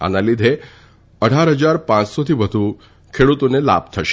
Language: Gujarati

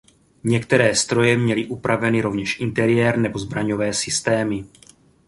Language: Czech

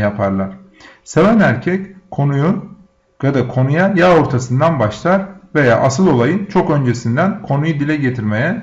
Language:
Turkish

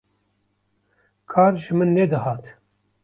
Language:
Kurdish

